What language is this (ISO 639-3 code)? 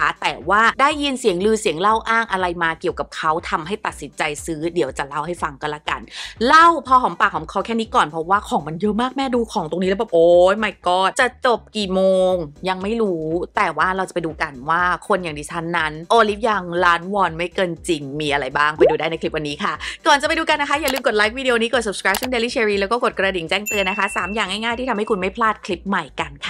tha